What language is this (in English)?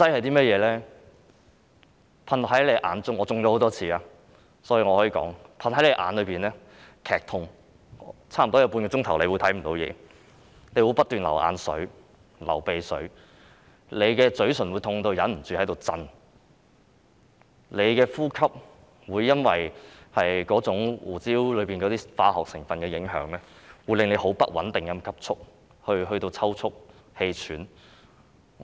Cantonese